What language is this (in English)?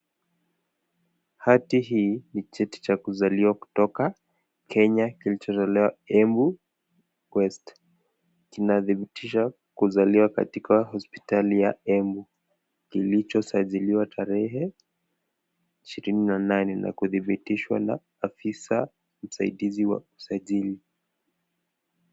Swahili